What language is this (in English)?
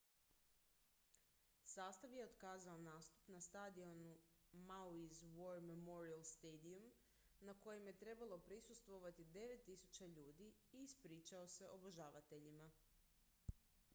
Croatian